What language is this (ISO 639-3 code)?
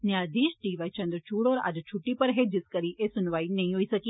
doi